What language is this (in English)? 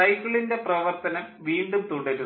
Malayalam